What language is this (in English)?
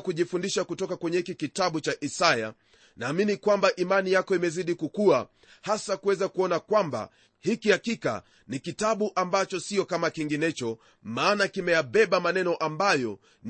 Swahili